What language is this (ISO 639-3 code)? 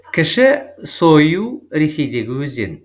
kaz